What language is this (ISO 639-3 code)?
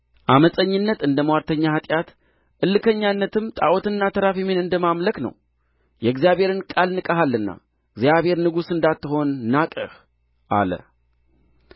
amh